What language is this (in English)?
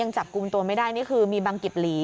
Thai